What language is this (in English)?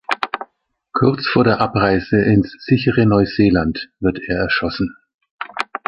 German